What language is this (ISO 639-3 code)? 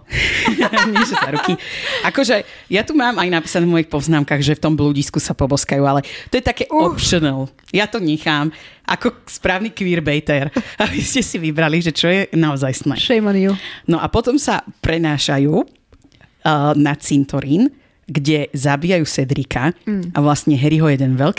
slk